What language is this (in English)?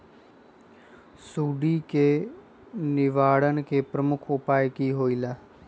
Magahi